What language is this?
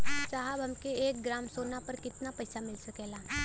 Bhojpuri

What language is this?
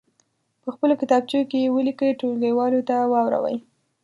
Pashto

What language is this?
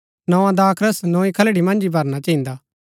Gaddi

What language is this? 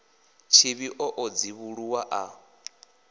Venda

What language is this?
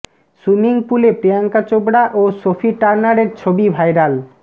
Bangla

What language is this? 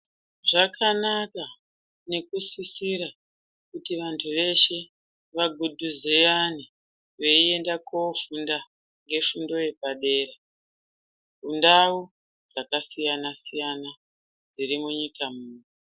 Ndau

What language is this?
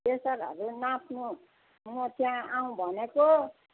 Nepali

